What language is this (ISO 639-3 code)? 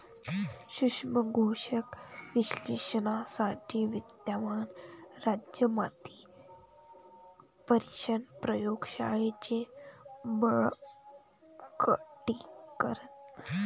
mar